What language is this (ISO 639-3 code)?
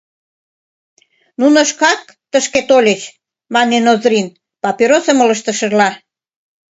chm